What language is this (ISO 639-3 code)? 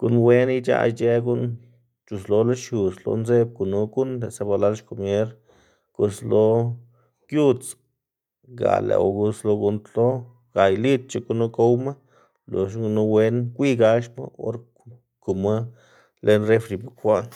ztg